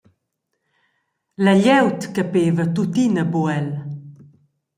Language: Romansh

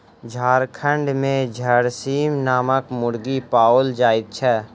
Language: Maithili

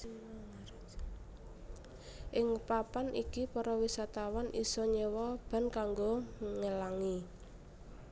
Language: Javanese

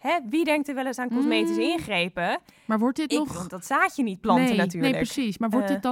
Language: Dutch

